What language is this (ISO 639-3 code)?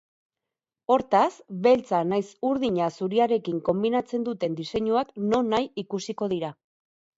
eus